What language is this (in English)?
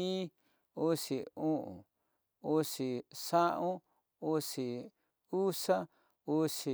Tidaá Mixtec